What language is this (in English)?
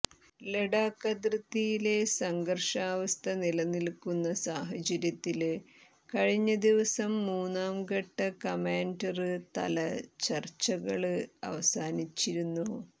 Malayalam